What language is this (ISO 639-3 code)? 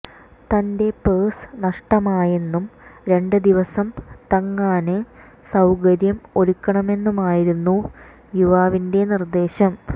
mal